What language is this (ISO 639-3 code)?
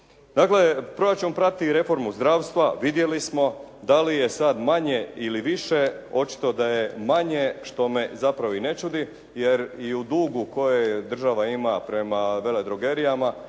hrv